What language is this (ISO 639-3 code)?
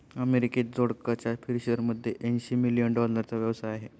mar